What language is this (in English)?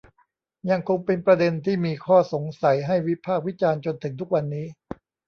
Thai